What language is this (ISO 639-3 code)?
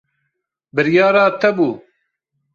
kur